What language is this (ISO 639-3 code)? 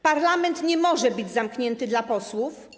pol